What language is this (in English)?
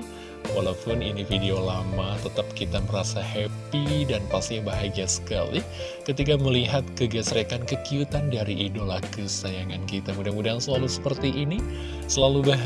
Indonesian